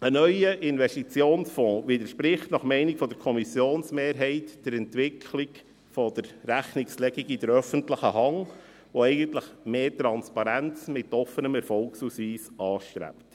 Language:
Swiss German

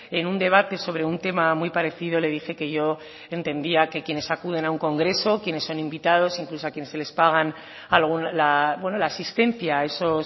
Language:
Spanish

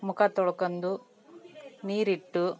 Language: Kannada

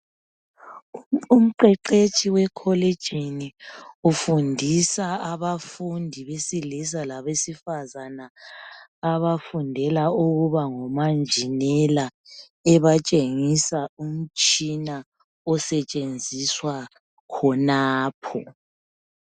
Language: North Ndebele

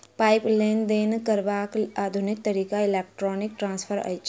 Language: Maithili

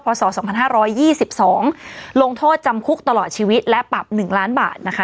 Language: Thai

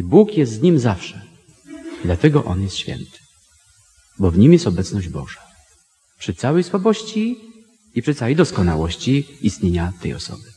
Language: Polish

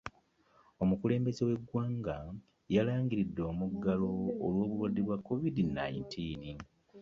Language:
Ganda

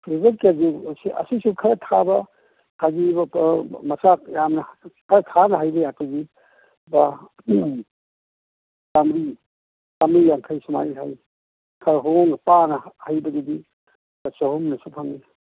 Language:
Manipuri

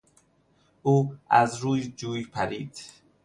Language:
Persian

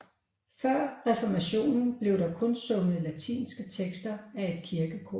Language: Danish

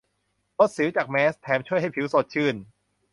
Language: Thai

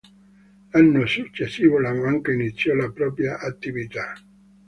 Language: Italian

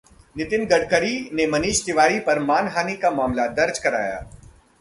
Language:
Hindi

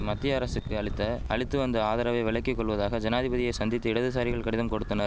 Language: Tamil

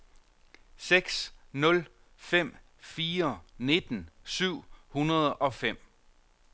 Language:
Danish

